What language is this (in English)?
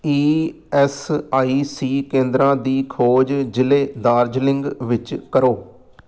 Punjabi